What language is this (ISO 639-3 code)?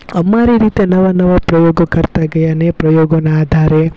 guj